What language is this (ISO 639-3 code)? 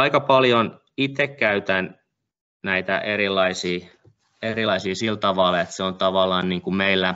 fin